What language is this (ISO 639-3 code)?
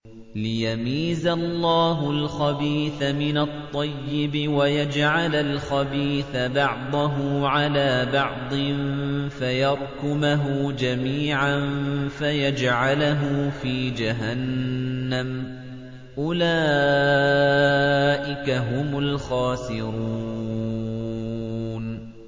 ara